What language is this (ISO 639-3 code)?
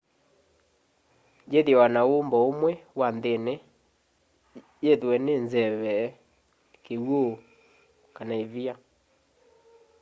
kam